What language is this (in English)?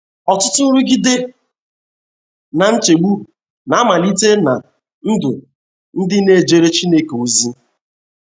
Igbo